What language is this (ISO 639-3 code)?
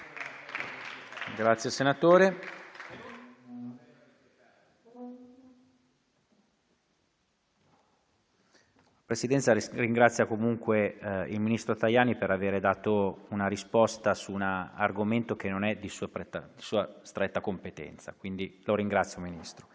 ita